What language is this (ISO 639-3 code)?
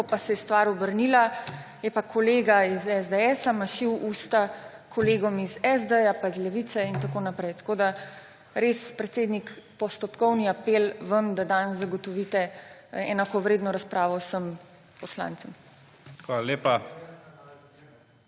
slv